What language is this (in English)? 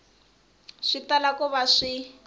Tsonga